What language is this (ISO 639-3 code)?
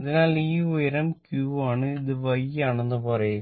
mal